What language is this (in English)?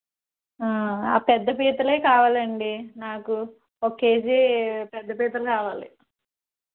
Telugu